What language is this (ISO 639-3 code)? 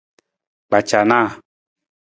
nmz